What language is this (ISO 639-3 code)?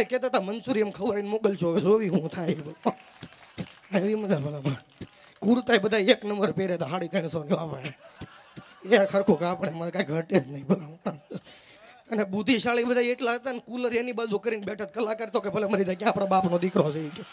guj